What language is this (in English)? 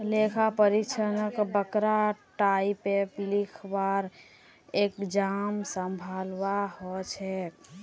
Magahi